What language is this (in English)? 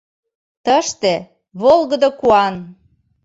Mari